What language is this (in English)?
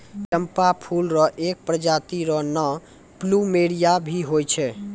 Maithili